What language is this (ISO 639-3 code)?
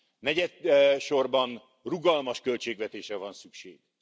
hun